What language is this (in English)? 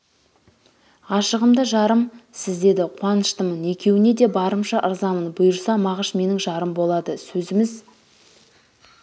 Kazakh